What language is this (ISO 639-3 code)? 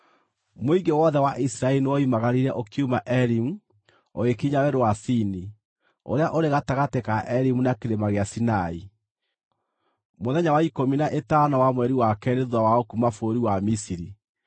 kik